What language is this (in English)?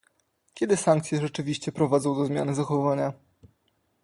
Polish